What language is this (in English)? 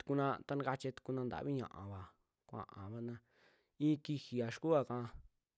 Western Juxtlahuaca Mixtec